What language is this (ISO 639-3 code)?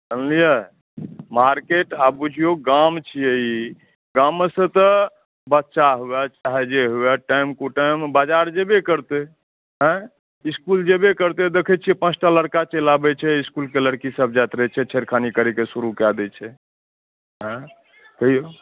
mai